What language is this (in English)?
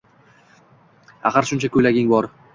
Uzbek